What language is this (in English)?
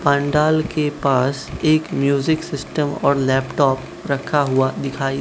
Hindi